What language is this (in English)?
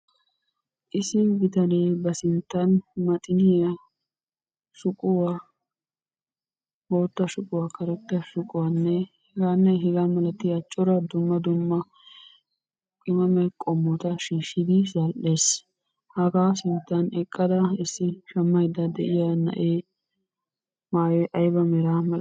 Wolaytta